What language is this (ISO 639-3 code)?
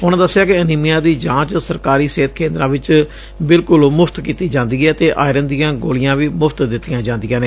pan